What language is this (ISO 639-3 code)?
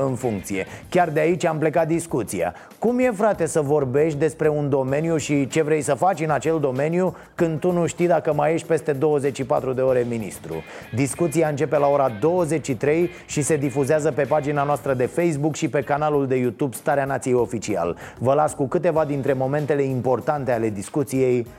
ron